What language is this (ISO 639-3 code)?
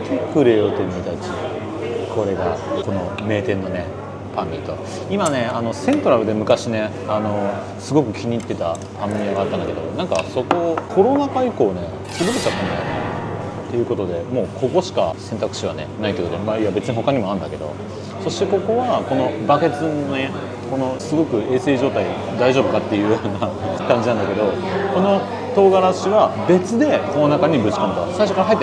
jpn